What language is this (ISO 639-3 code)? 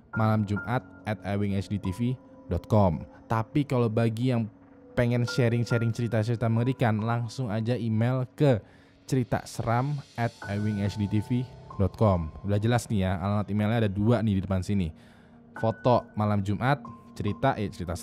ind